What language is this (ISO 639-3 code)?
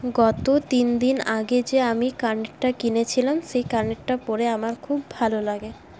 ben